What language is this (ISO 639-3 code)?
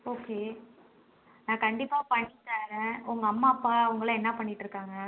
tam